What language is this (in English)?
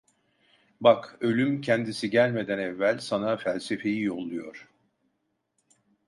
Turkish